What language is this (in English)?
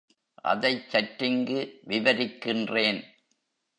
Tamil